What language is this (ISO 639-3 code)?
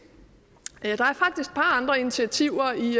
dan